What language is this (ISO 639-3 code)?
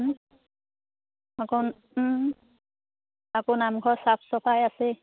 asm